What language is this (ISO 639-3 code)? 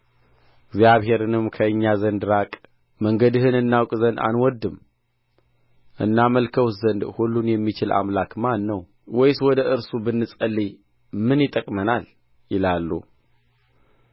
amh